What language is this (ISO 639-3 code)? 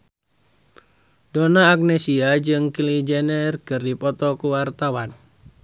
sun